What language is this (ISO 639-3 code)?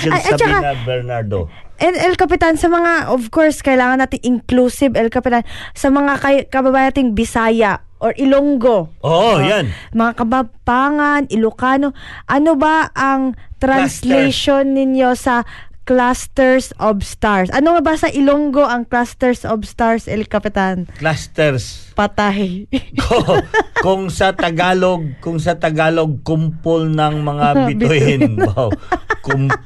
fil